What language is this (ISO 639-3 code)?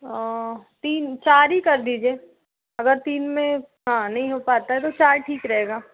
hin